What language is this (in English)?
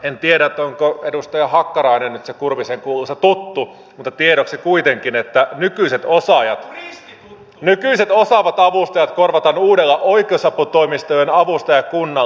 Finnish